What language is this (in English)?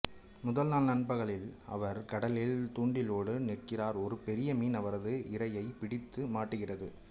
Tamil